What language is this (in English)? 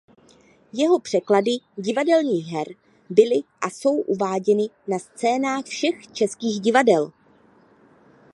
Czech